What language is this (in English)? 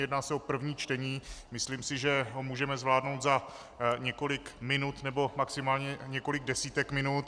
Czech